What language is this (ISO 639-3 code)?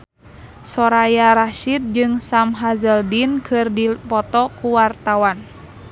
sun